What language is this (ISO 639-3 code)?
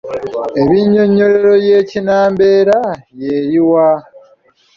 lug